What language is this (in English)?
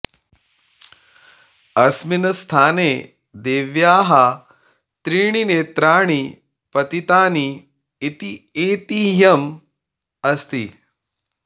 Sanskrit